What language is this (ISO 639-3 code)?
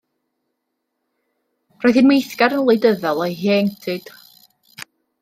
cym